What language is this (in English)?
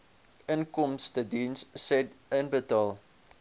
Afrikaans